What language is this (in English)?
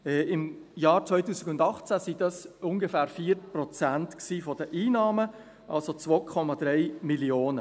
Swiss German